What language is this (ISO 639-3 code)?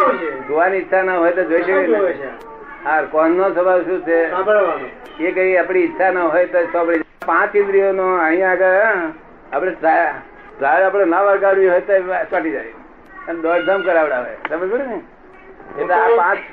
guj